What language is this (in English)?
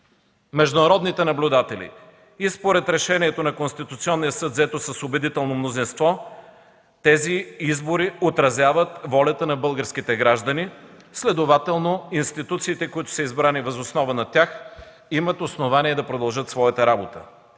Bulgarian